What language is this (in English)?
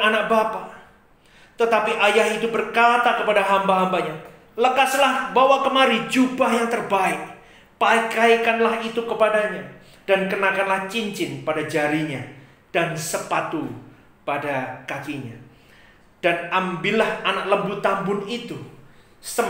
Indonesian